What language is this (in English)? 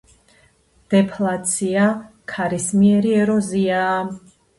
Georgian